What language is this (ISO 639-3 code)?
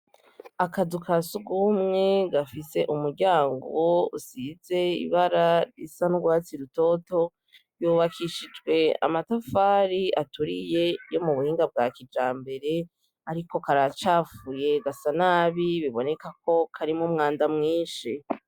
run